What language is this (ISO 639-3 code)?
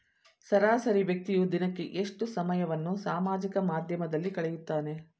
kan